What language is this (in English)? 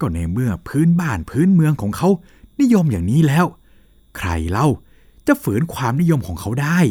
Thai